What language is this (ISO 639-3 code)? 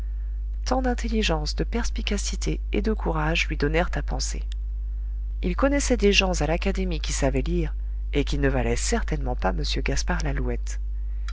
fra